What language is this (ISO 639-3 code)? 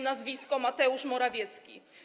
pol